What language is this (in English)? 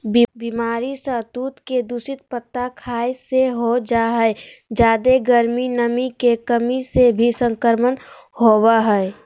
Magahi